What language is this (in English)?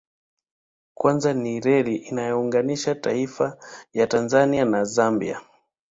Swahili